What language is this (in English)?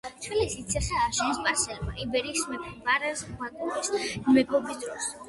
Georgian